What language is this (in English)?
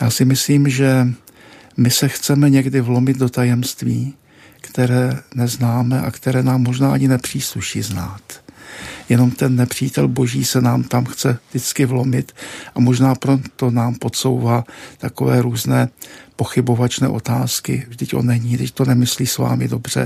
Czech